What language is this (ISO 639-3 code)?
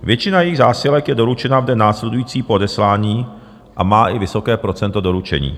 ces